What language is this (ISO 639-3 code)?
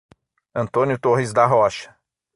por